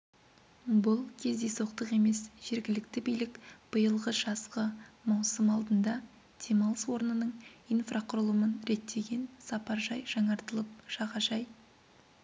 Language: Kazakh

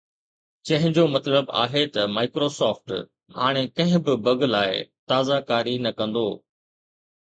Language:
Sindhi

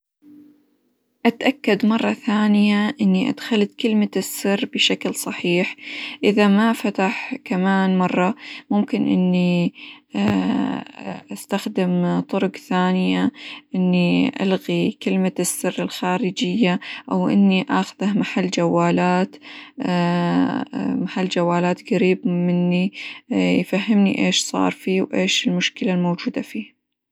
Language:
Hijazi Arabic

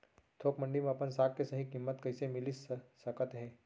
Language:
Chhattisgarhi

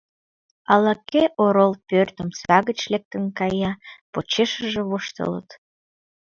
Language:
Mari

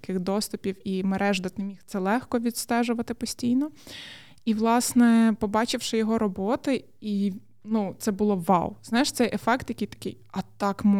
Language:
Ukrainian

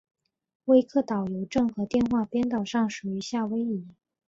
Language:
Chinese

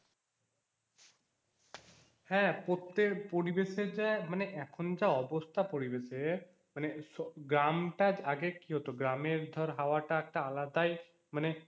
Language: Bangla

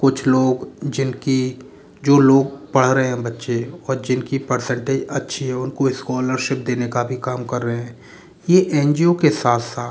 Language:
Hindi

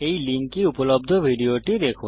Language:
Bangla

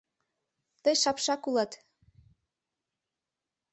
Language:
Mari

